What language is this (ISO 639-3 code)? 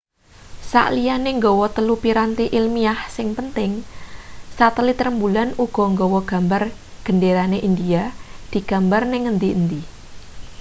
jav